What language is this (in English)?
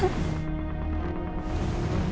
Indonesian